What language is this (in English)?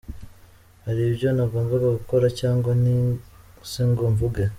Kinyarwanda